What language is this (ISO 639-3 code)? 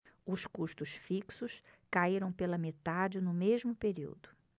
por